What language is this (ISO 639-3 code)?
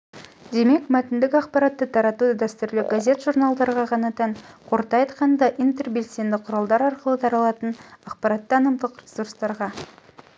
kaz